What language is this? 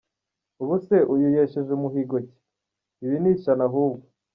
Kinyarwanda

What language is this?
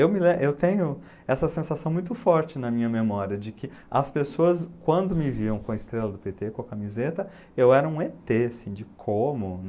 Portuguese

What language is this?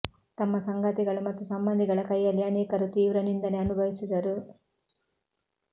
Kannada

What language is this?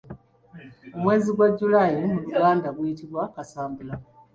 Ganda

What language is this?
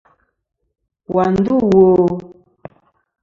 Kom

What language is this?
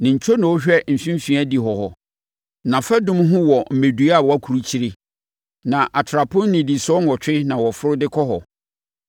Akan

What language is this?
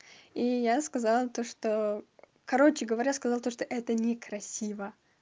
Russian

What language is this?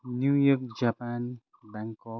Nepali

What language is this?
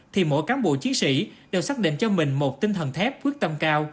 Vietnamese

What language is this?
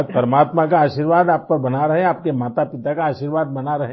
Hindi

